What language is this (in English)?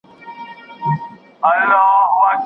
Pashto